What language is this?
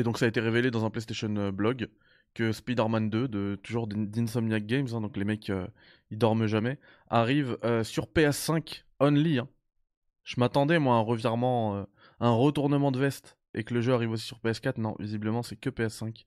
French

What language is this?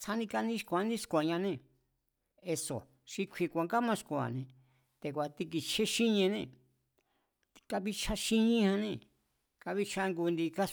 Mazatlán Mazatec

